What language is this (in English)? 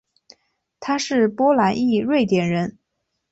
Chinese